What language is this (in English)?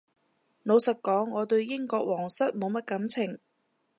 Cantonese